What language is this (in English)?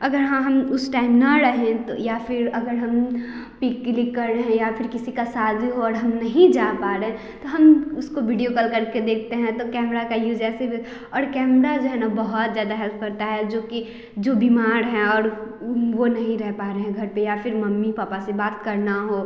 Hindi